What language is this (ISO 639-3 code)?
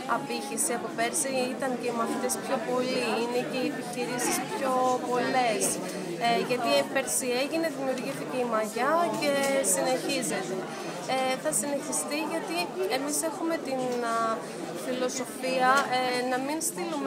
ell